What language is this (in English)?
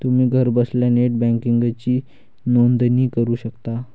Marathi